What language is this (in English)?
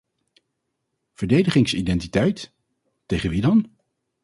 Dutch